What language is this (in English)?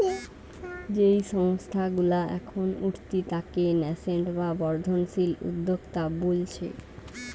Bangla